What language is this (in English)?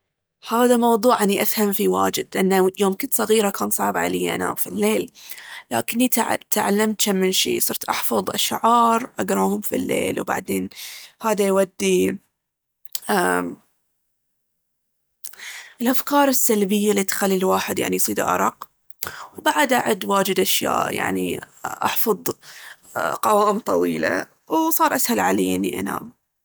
Baharna Arabic